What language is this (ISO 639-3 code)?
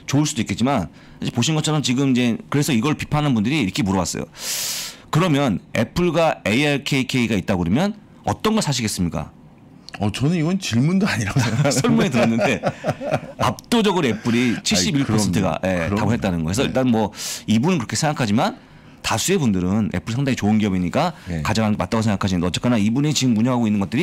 kor